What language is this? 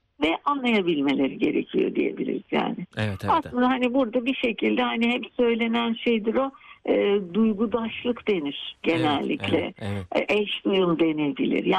Turkish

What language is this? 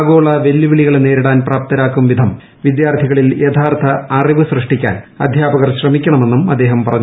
Malayalam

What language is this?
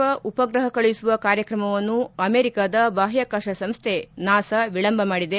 Kannada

